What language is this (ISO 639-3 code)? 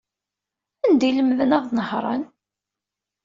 kab